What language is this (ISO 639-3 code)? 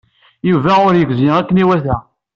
kab